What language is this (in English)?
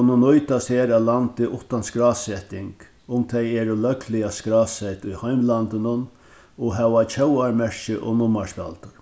Faroese